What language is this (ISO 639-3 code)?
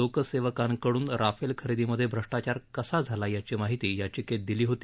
mar